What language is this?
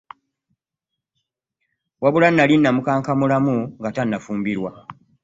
Ganda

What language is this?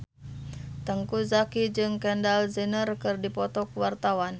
Sundanese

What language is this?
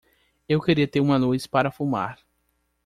Portuguese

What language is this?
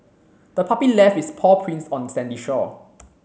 English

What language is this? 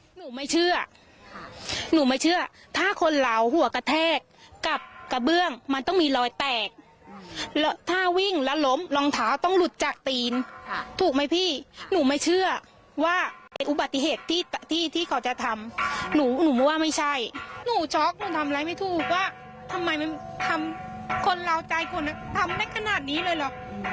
Thai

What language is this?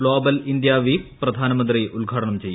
Malayalam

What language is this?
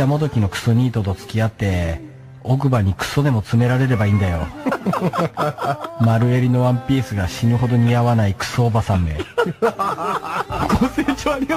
Japanese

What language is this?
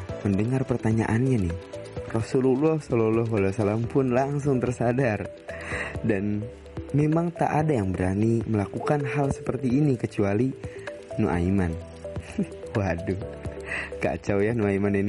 Indonesian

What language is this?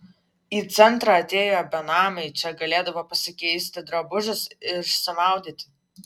Lithuanian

